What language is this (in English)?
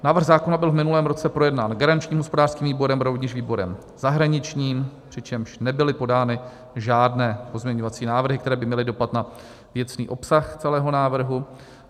Czech